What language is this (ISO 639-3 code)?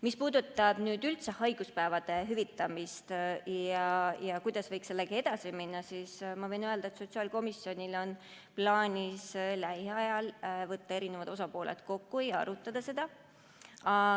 est